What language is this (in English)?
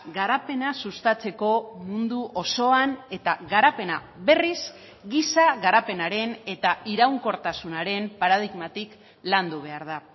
Basque